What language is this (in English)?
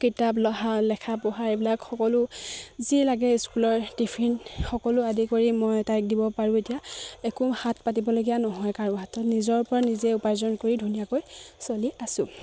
Assamese